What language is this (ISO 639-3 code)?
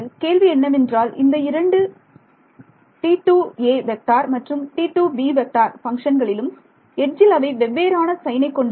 tam